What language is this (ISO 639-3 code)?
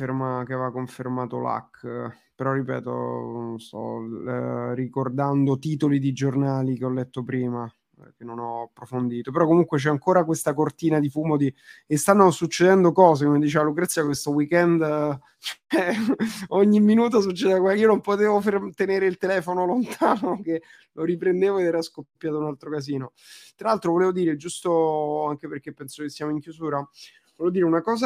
ita